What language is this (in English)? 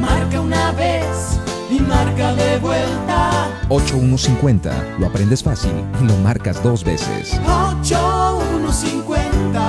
Italian